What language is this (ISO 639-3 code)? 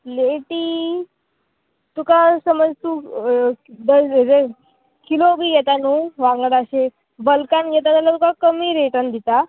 kok